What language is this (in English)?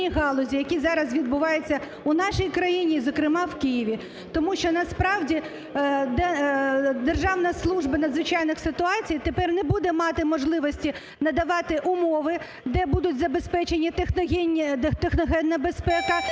Ukrainian